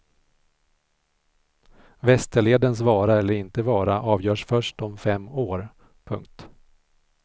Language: Swedish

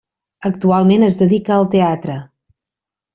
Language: Catalan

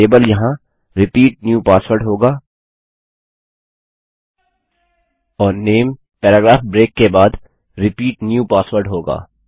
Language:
Hindi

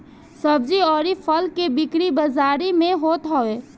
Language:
Bhojpuri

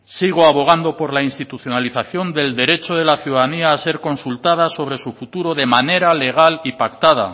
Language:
Spanish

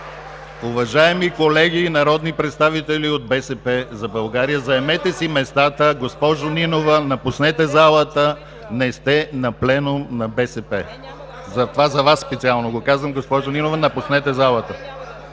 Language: Bulgarian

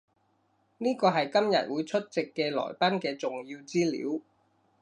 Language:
Cantonese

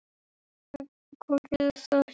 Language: Icelandic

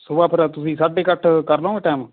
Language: Punjabi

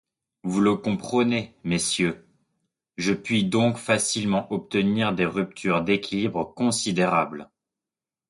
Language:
French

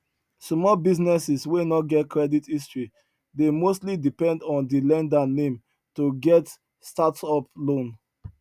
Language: Nigerian Pidgin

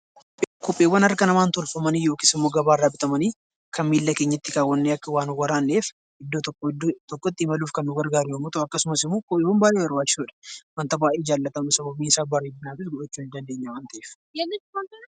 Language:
Oromo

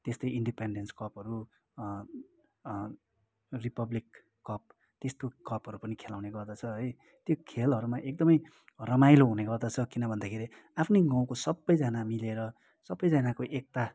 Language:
Nepali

